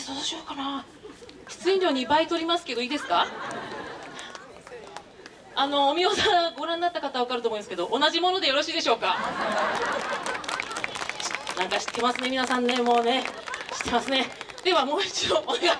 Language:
Japanese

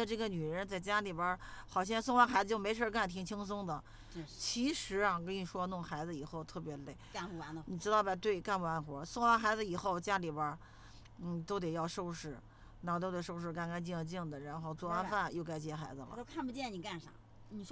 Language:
Chinese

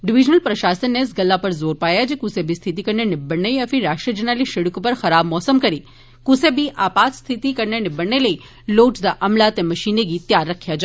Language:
Dogri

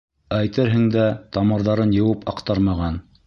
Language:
Bashkir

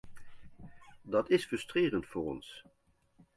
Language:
Dutch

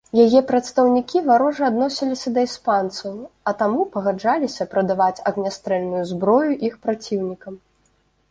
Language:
Belarusian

